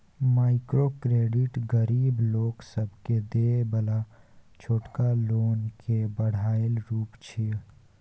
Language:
Maithili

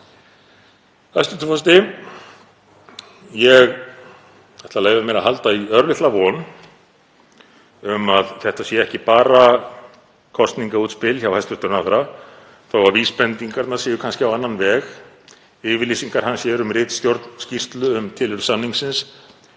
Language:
Icelandic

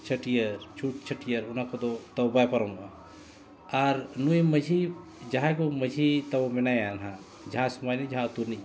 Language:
Santali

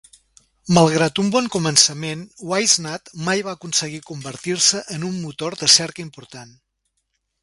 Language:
Catalan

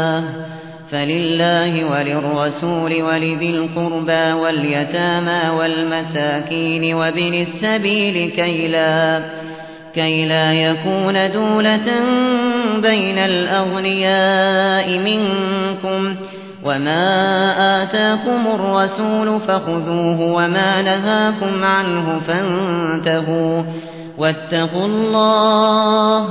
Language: Arabic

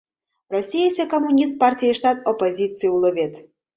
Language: Mari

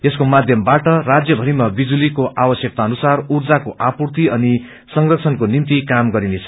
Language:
Nepali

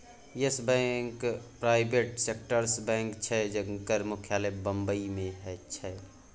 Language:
Maithili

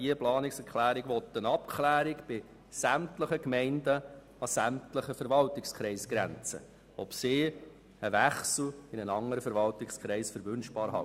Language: Swiss German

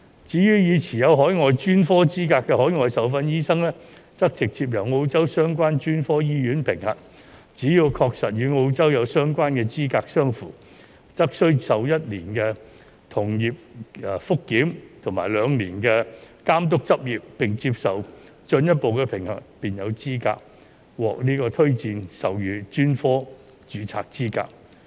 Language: Cantonese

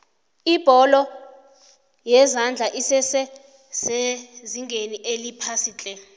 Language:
South Ndebele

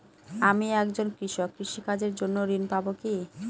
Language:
Bangla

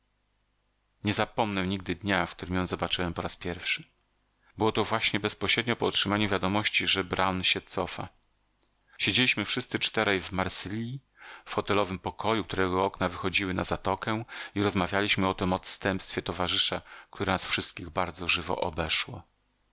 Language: Polish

